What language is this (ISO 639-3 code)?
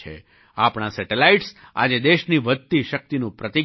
guj